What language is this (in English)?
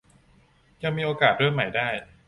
Thai